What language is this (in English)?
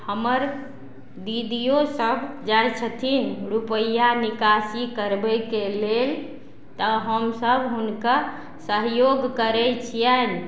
Maithili